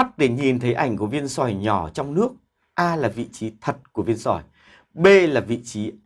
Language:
Vietnamese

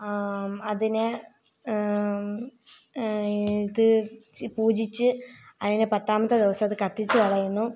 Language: Malayalam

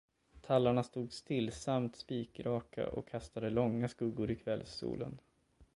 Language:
Swedish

